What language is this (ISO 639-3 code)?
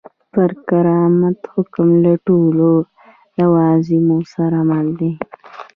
pus